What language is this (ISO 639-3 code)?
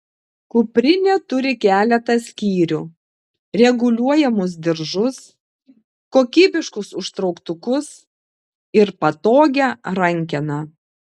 lit